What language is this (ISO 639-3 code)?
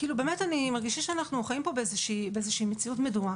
heb